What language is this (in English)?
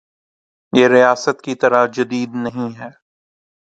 Urdu